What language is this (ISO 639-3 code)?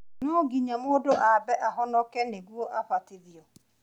kik